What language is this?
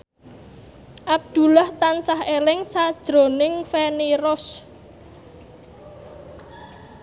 Javanese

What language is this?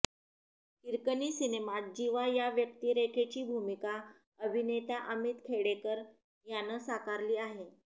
Marathi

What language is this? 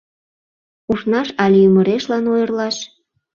Mari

